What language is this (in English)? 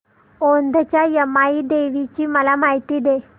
Marathi